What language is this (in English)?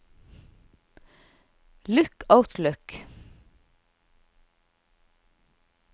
Norwegian